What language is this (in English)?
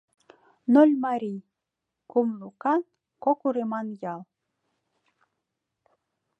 Mari